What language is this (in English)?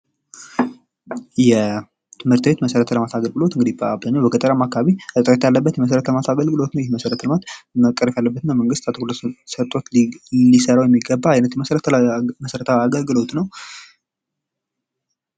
Amharic